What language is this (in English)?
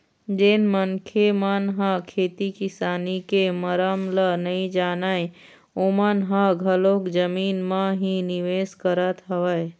Chhattisgarhi